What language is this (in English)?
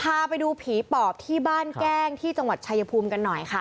Thai